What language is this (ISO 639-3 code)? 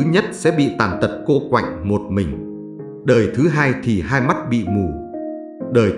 vie